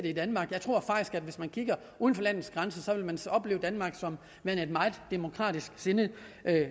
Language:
Danish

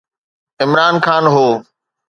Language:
Sindhi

